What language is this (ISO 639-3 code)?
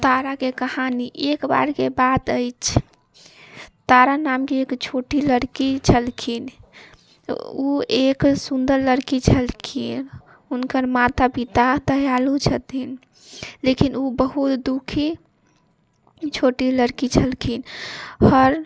mai